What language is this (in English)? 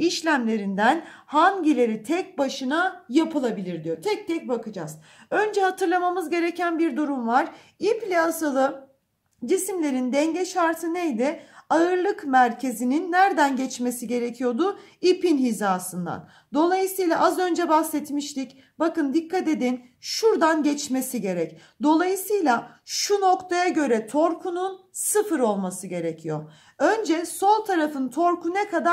Turkish